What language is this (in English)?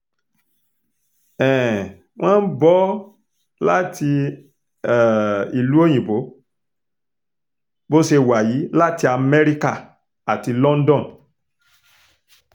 Yoruba